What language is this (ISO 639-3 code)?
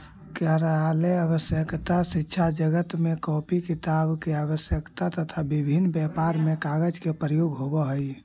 mag